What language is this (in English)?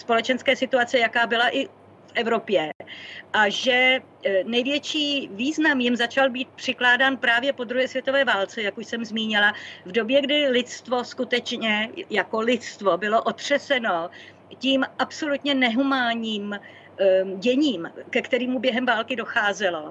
Czech